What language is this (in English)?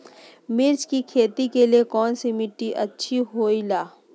Magahi